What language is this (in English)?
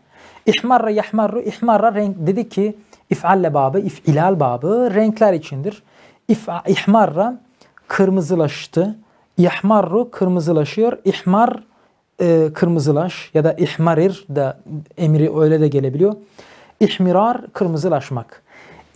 Turkish